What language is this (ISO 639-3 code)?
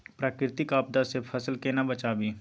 mai